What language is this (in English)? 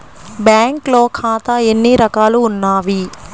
Telugu